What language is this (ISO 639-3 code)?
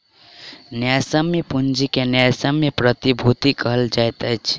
mai